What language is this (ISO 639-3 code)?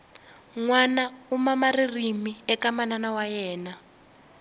tso